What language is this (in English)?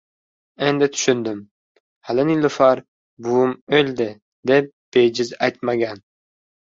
Uzbek